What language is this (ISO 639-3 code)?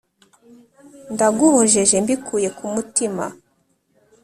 kin